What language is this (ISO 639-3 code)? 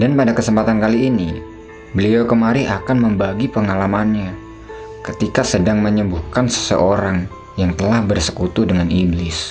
ind